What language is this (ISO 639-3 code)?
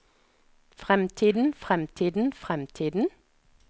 nor